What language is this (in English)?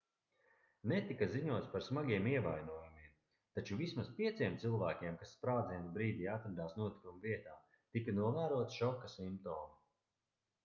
Latvian